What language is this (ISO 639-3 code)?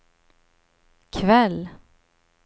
swe